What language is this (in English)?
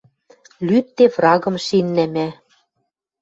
Western Mari